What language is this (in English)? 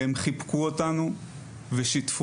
Hebrew